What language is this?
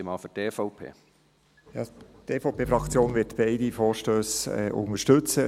Swiss German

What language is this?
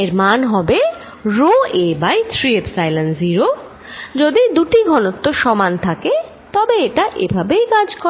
Bangla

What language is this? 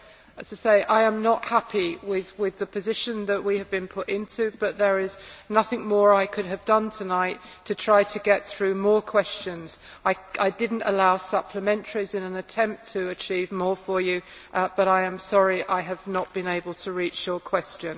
English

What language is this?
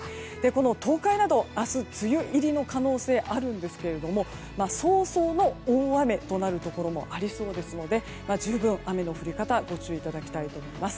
Japanese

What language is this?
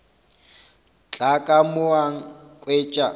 Northern Sotho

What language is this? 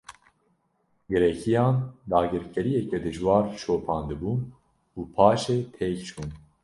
Kurdish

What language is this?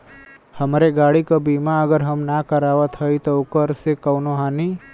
Bhojpuri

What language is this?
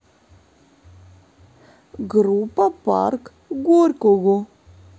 Russian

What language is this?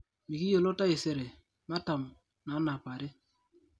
Masai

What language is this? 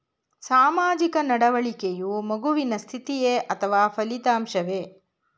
Kannada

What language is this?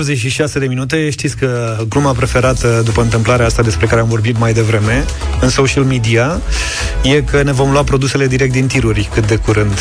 Romanian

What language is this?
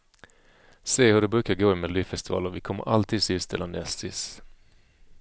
Swedish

